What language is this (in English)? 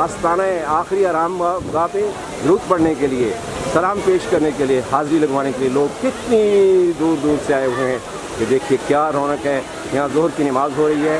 Urdu